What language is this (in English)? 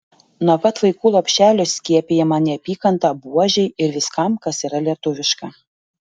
Lithuanian